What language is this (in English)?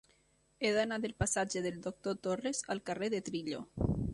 Catalan